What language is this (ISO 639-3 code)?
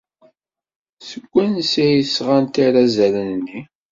kab